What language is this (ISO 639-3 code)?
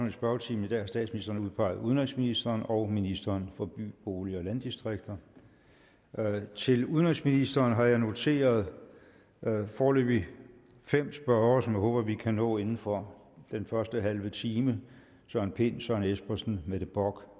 dan